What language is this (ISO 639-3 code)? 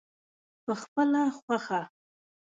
pus